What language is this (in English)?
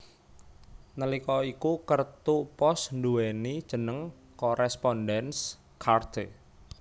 Javanese